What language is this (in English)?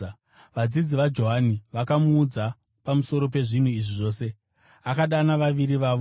Shona